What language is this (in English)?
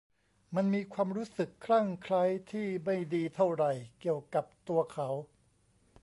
Thai